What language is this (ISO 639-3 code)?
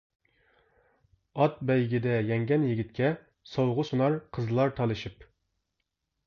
uig